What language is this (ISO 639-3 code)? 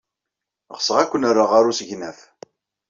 kab